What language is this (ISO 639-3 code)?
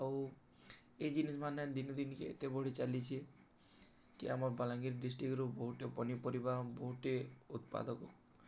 ori